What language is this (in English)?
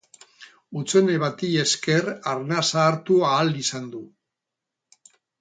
Basque